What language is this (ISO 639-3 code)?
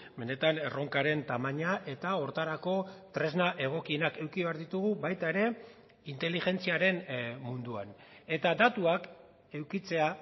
eus